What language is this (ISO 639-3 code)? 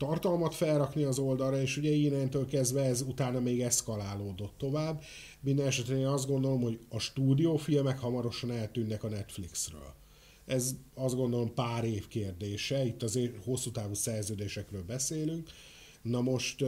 hun